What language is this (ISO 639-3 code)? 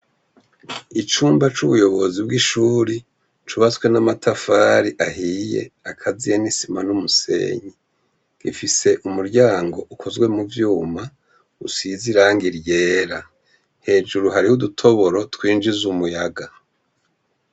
run